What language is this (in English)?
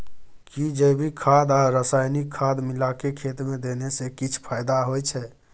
Maithili